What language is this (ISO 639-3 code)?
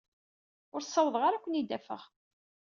kab